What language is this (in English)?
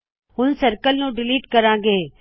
Punjabi